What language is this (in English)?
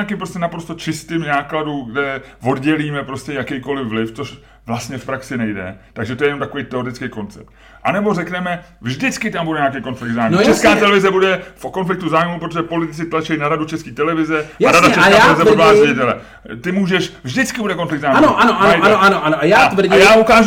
Czech